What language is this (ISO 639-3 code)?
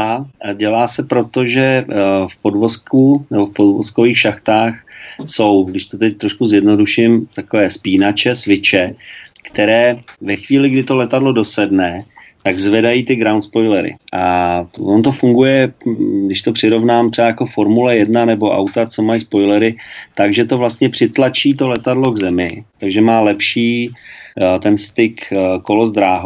ces